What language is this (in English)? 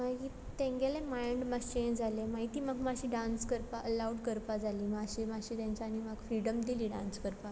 Konkani